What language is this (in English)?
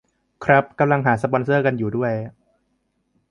Thai